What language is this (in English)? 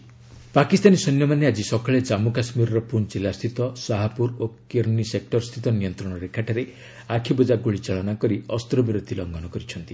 Odia